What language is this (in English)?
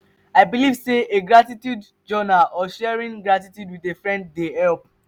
Nigerian Pidgin